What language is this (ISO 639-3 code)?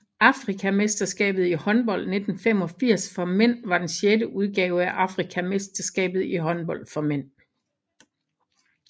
dan